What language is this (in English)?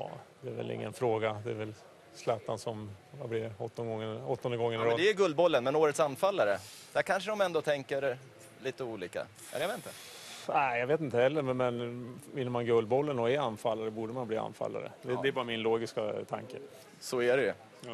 Swedish